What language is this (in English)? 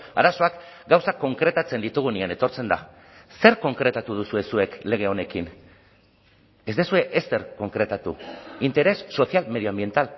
Basque